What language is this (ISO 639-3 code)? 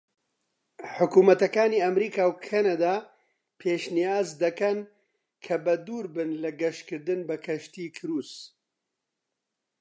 ckb